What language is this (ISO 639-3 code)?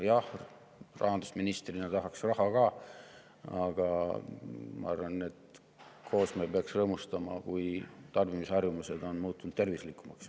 est